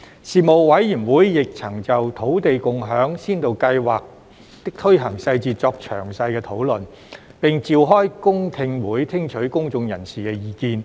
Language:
Cantonese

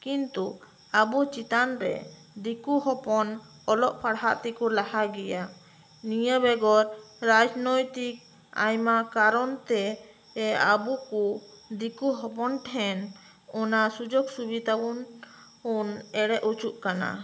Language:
Santali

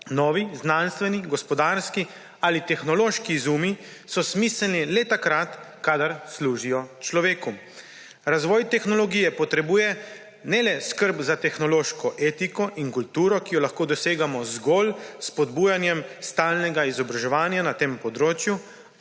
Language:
Slovenian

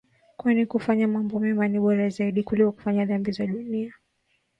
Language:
Swahili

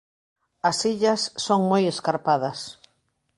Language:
Galician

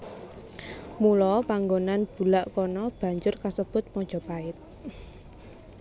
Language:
Javanese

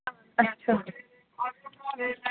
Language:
Kashmiri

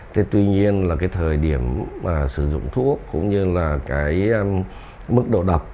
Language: Vietnamese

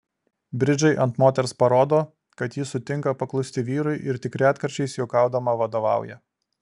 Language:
Lithuanian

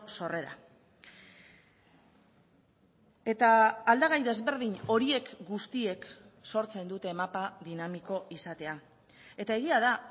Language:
Basque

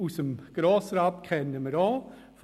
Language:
Swiss German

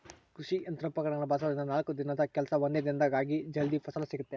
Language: Kannada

